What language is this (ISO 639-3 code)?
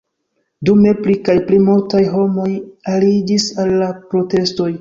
epo